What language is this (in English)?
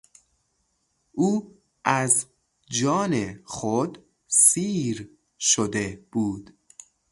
Persian